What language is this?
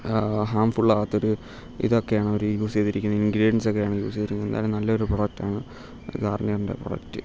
Malayalam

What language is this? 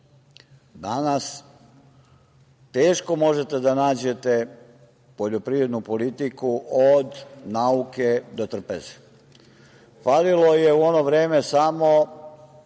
Serbian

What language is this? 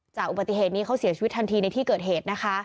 Thai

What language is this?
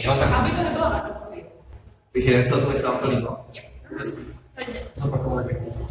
Czech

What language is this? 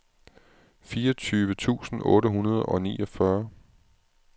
Danish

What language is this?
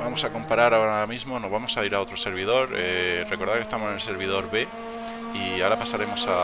Spanish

